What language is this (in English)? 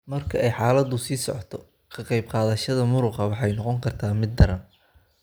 Somali